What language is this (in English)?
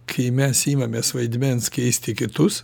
Lithuanian